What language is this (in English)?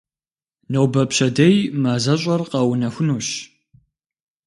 Kabardian